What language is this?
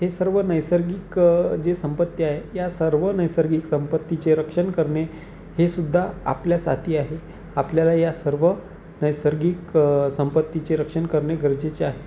Marathi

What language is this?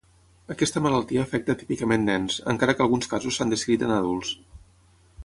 Catalan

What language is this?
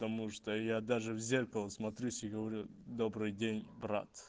Russian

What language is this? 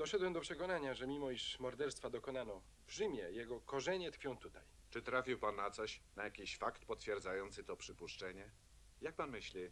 Polish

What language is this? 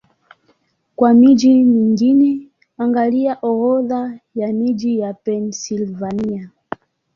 Swahili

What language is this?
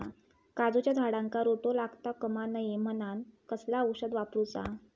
Marathi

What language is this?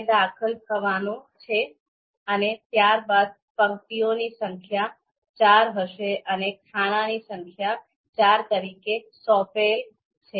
Gujarati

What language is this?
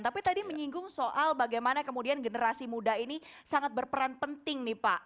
Indonesian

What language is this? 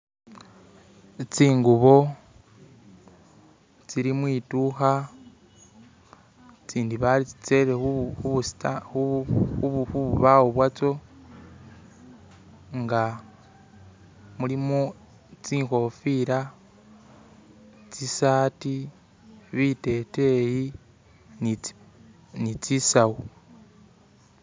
Masaaba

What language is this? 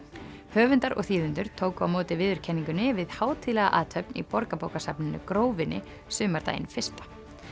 Icelandic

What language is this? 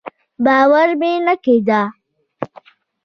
Pashto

